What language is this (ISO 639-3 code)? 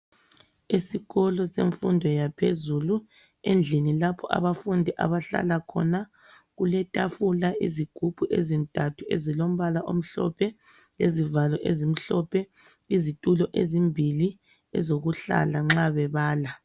nde